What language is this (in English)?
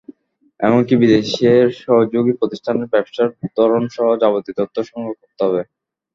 Bangla